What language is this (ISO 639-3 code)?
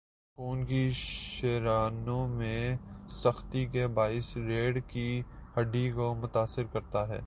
urd